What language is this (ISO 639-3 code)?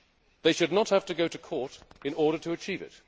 eng